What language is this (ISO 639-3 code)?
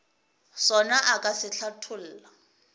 nso